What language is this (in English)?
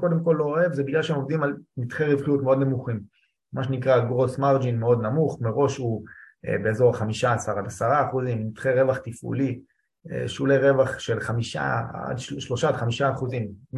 Hebrew